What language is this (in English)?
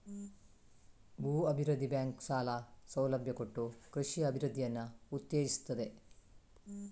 Kannada